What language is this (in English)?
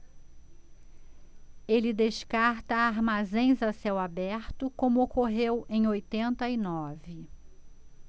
Portuguese